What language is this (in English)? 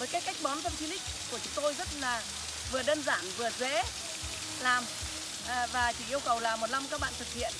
Vietnamese